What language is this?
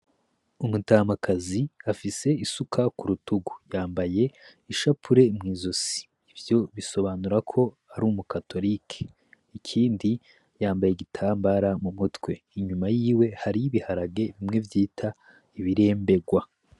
Rundi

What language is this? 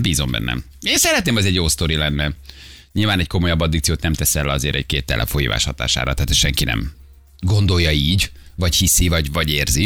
Hungarian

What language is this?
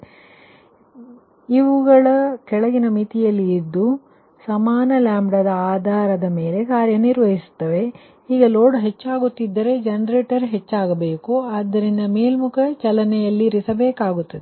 Kannada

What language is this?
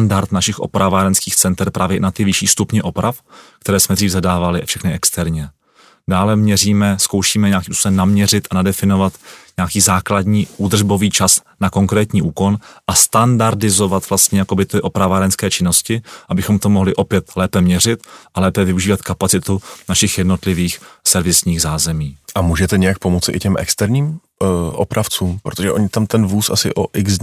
Czech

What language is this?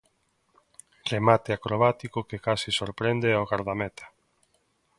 Galician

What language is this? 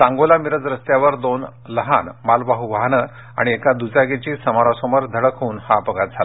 Marathi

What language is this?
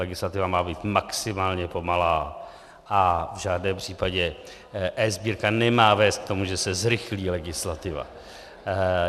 Czech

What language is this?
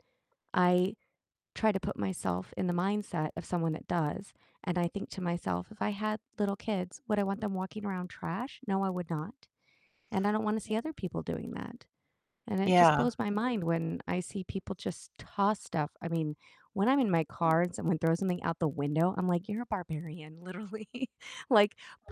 English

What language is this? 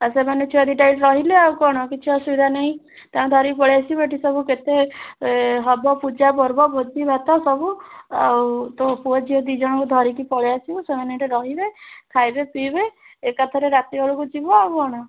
Odia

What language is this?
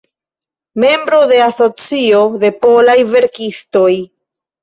Esperanto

